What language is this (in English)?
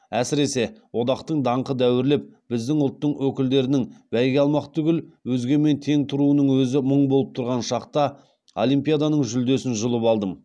Kazakh